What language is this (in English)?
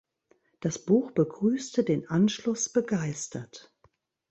German